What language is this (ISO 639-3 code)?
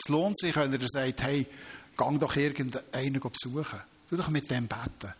deu